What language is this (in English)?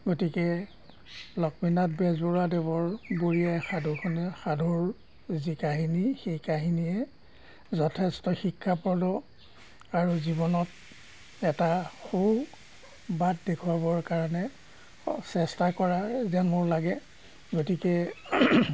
Assamese